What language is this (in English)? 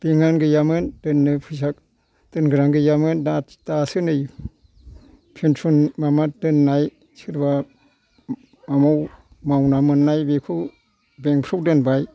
Bodo